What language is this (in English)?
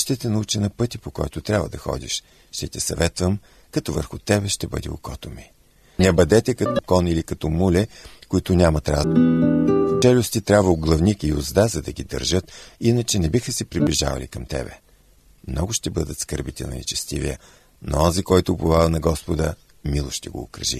Bulgarian